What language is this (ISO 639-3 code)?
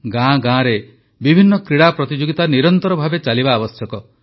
ori